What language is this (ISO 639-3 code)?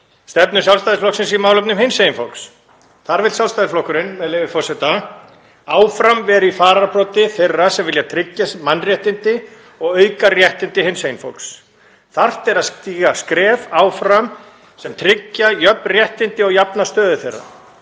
isl